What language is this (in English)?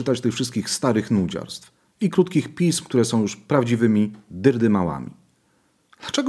Polish